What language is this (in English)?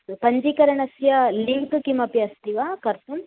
Sanskrit